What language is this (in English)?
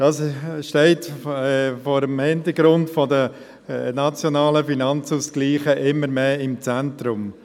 Swiss German